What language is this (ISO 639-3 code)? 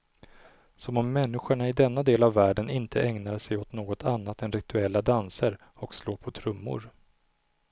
swe